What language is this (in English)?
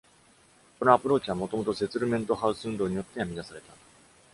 Japanese